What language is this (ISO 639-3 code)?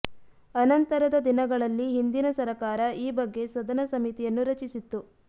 kan